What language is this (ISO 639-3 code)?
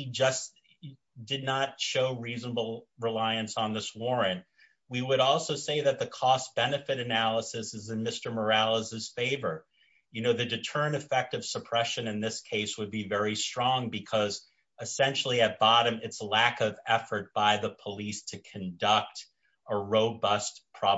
eng